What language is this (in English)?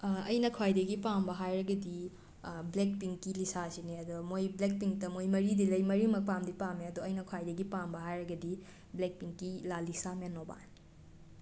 Manipuri